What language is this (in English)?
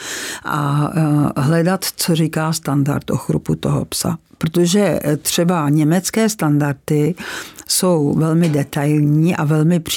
Czech